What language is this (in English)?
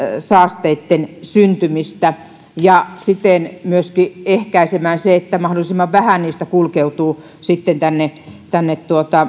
Finnish